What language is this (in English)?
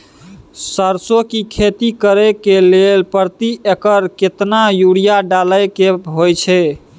Maithili